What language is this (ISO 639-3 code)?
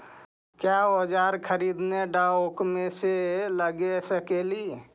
mag